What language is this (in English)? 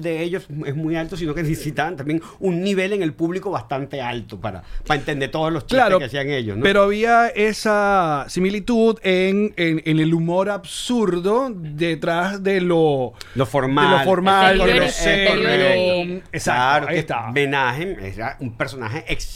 Spanish